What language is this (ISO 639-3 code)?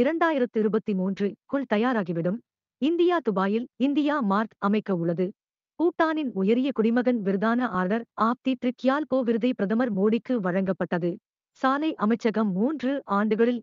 tam